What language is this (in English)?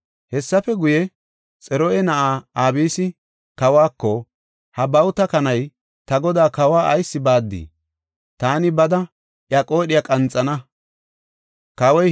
Gofa